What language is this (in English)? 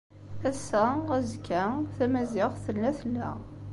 Kabyle